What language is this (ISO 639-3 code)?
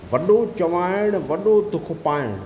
snd